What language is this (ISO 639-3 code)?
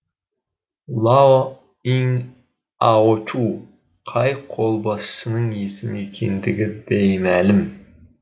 kaz